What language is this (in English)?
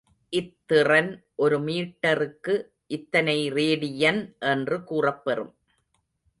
Tamil